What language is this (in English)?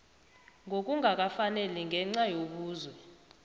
South Ndebele